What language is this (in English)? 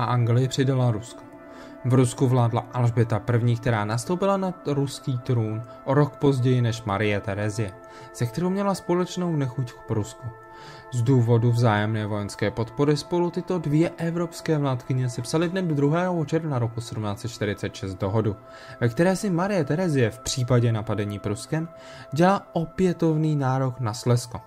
Czech